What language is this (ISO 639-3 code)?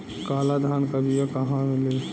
bho